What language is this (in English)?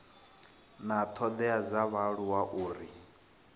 Venda